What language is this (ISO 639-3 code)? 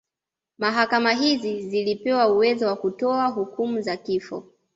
swa